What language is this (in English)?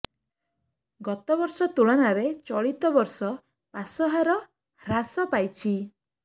Odia